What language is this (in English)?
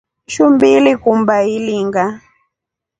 Rombo